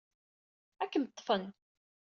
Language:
Kabyle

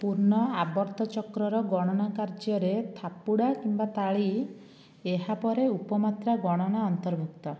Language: Odia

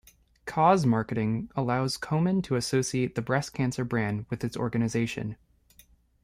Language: English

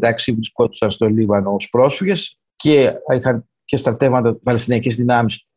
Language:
Greek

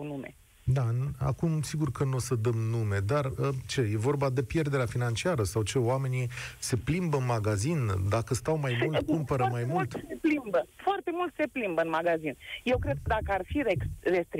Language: Romanian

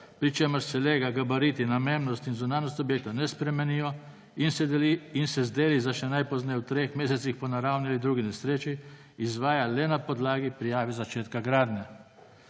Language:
Slovenian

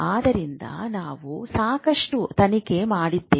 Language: Kannada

